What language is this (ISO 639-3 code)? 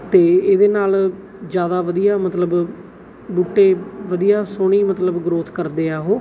pan